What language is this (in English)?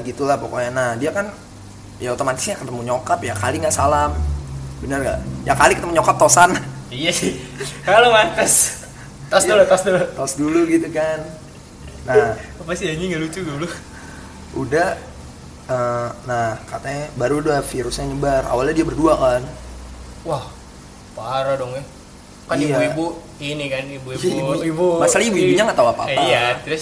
Indonesian